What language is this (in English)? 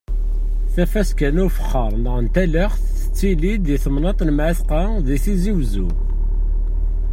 Kabyle